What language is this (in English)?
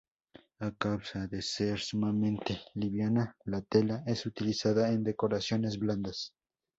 Spanish